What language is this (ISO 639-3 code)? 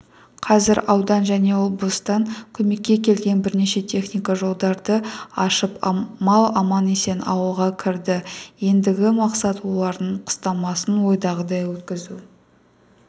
kaz